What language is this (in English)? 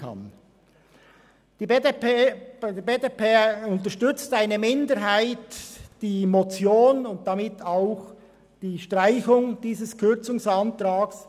Swiss German